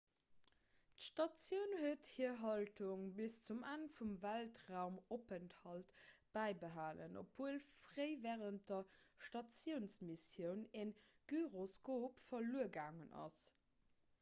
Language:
Luxembourgish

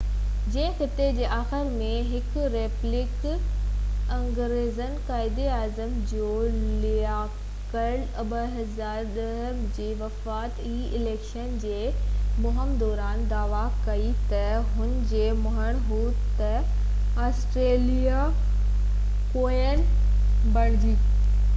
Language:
Sindhi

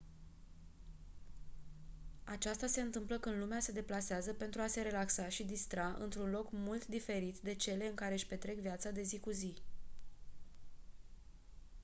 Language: Romanian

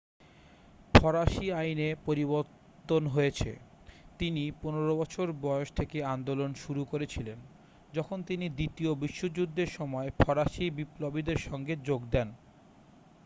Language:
Bangla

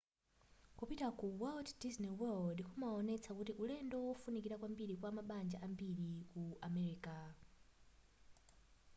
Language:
Nyanja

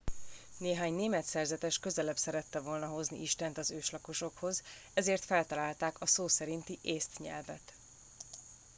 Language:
Hungarian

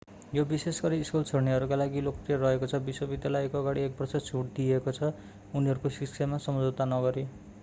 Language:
Nepali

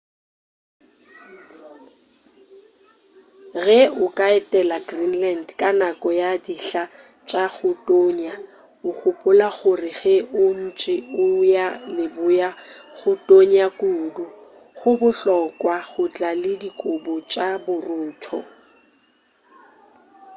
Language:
Northern Sotho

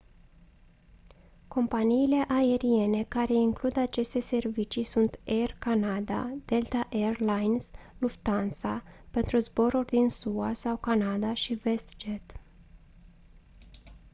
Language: Romanian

